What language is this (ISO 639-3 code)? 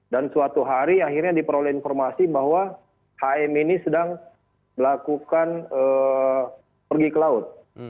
ind